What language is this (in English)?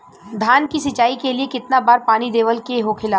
Bhojpuri